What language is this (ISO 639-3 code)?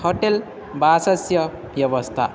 san